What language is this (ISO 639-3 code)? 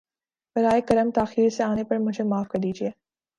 urd